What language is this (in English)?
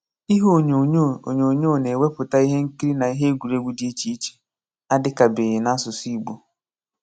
Igbo